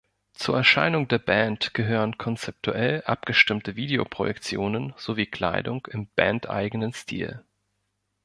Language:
German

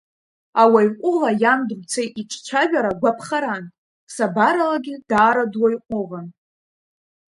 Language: Abkhazian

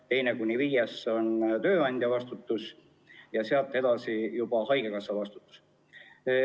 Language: Estonian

